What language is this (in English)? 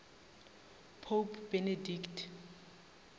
Northern Sotho